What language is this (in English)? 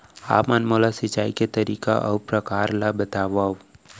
Chhattisgarhi